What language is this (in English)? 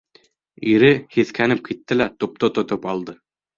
Bashkir